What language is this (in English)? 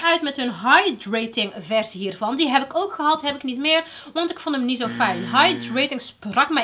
Dutch